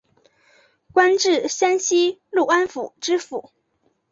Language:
Chinese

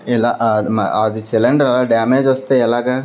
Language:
Telugu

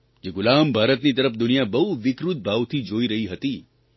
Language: Gujarati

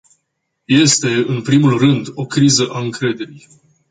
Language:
Romanian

